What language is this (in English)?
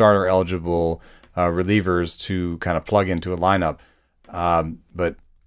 English